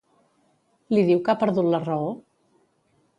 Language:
Catalan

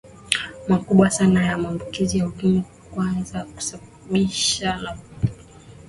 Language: Swahili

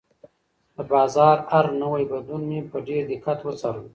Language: Pashto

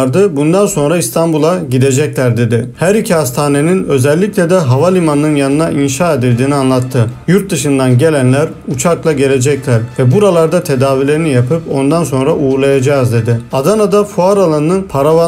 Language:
Turkish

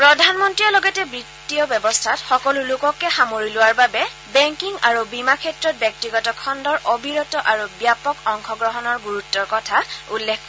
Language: Assamese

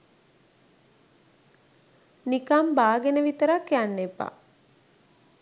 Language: Sinhala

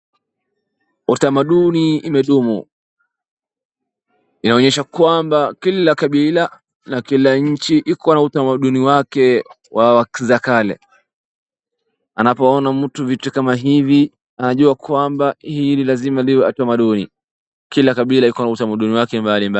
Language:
Swahili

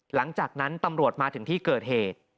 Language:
Thai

